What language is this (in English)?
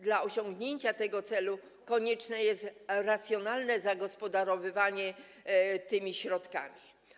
Polish